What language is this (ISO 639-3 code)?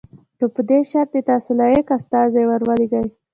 pus